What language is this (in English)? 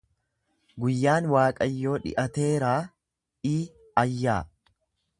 Oromo